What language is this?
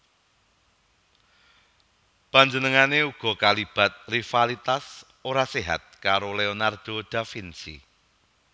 Javanese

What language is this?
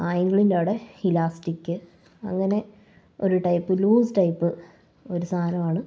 Malayalam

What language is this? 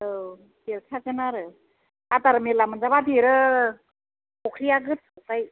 Bodo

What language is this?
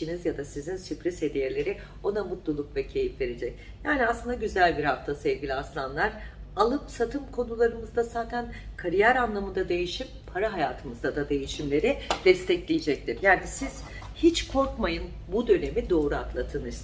Turkish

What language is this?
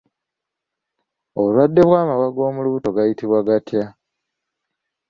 Ganda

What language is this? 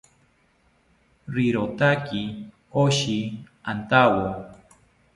South Ucayali Ashéninka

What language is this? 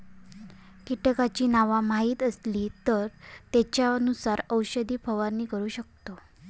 Marathi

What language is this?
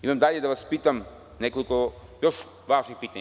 Serbian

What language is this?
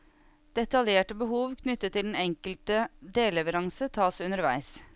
Norwegian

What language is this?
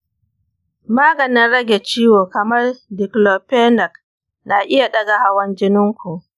Hausa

